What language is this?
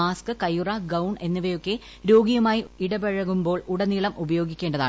Malayalam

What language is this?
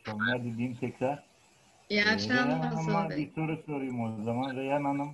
Turkish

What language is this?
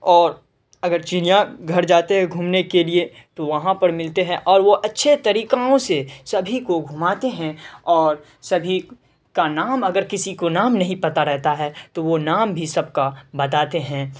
Urdu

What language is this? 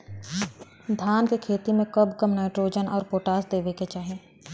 Bhojpuri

